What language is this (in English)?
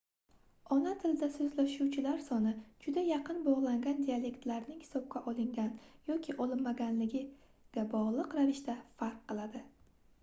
Uzbek